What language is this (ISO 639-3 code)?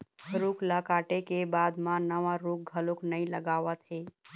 hne